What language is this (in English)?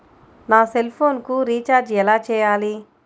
Telugu